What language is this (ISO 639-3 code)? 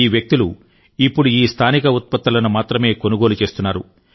tel